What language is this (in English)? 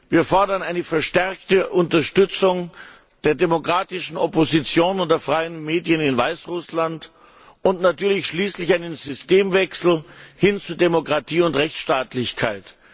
German